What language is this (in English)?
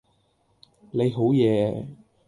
Cantonese